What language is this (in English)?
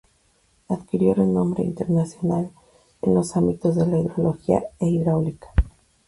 Spanish